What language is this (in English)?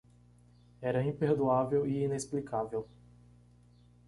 Portuguese